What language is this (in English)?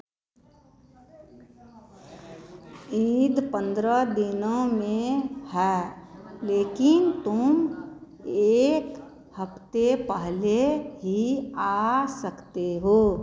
Hindi